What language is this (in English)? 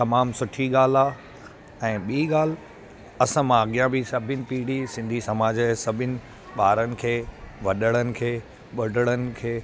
Sindhi